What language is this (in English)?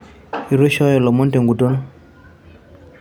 Masai